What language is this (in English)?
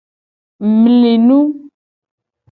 Gen